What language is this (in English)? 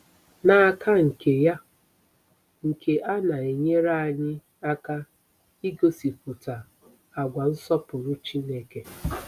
Igbo